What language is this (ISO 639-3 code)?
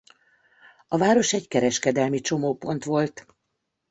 hun